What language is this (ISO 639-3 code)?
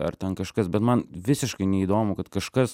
lit